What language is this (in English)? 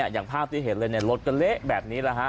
Thai